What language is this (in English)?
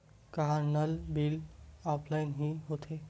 Chhattisgarhi